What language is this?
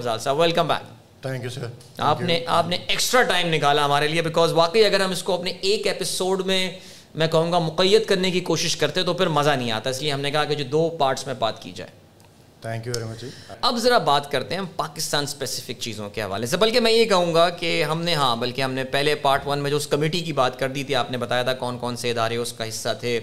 Urdu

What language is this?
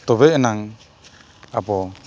Santali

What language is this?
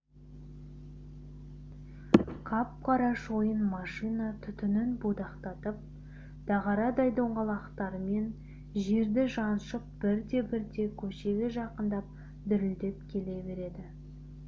Kazakh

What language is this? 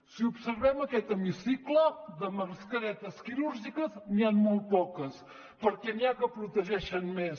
Catalan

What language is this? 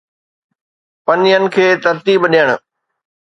Sindhi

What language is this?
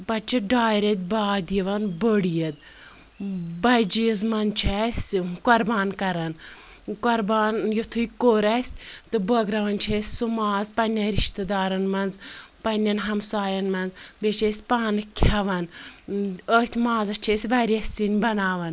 Kashmiri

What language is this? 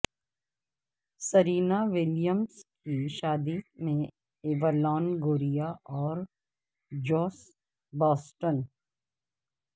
Urdu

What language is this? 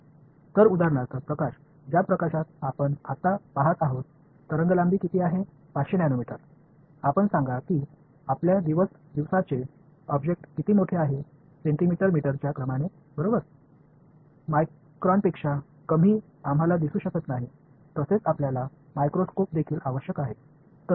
Tamil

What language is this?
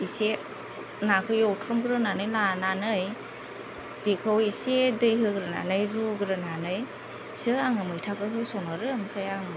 Bodo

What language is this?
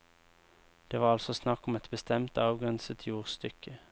Norwegian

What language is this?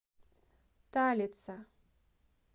Russian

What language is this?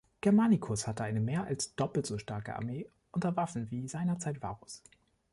German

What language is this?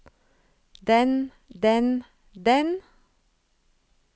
Norwegian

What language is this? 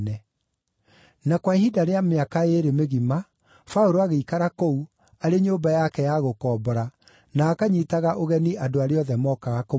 Kikuyu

